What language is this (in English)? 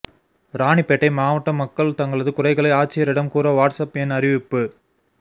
Tamil